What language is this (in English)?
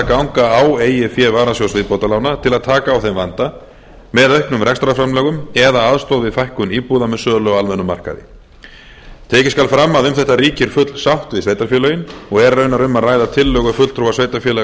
Icelandic